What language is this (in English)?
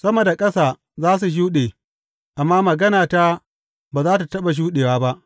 Hausa